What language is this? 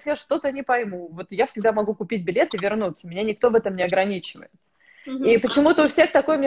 Russian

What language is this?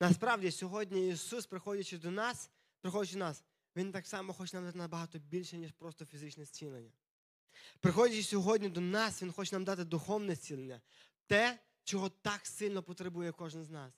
Ukrainian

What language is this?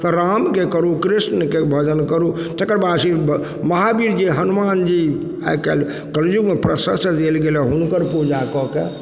Maithili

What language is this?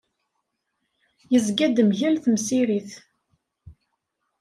Kabyle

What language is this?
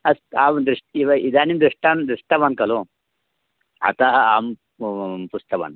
Sanskrit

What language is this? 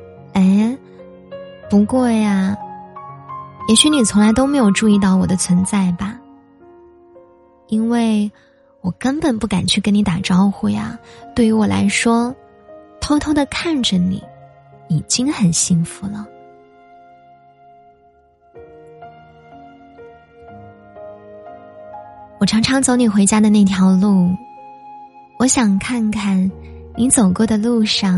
Chinese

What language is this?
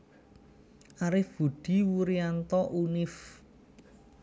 Javanese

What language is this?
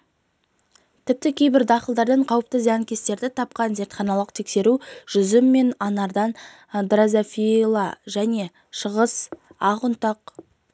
Kazakh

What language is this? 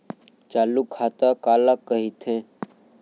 Chhattisgarhi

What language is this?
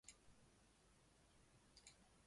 Chinese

